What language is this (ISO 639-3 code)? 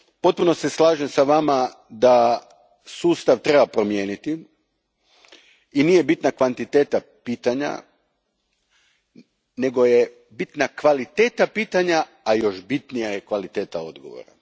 hrv